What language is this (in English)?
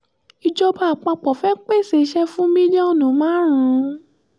Yoruba